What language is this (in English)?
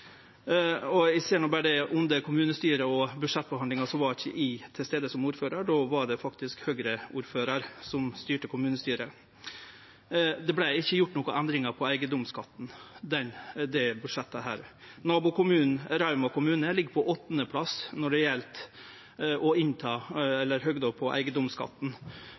Norwegian Nynorsk